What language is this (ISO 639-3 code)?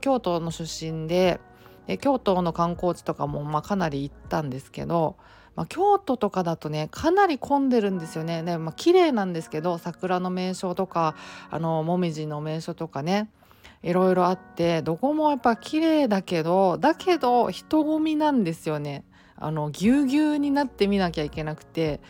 jpn